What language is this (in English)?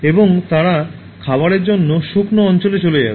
Bangla